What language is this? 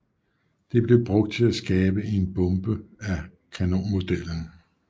Danish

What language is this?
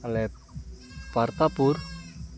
Santali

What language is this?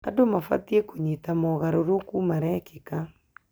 Kikuyu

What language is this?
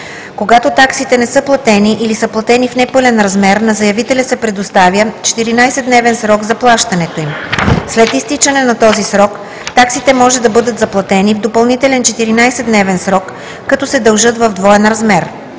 Bulgarian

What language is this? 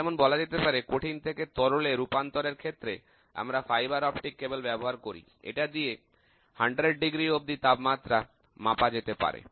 Bangla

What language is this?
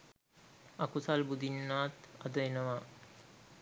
Sinhala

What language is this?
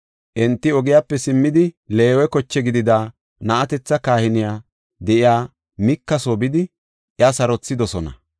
Gofa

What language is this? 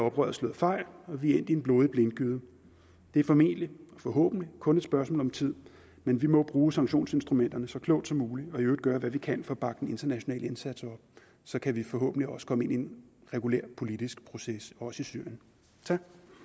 Danish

